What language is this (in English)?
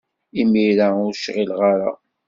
Kabyle